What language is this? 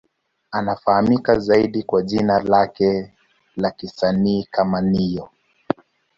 Swahili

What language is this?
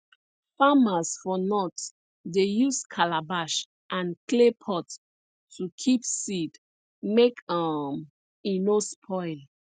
Nigerian Pidgin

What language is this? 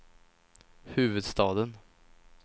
Swedish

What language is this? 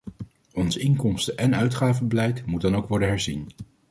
Dutch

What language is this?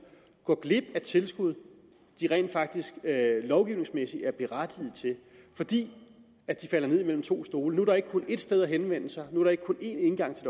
Danish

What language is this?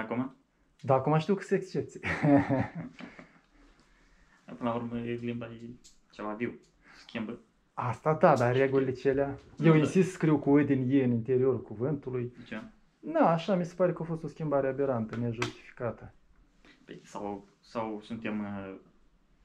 Romanian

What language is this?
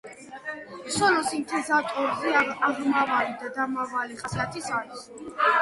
Georgian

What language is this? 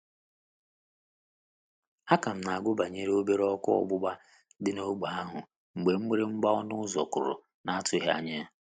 Igbo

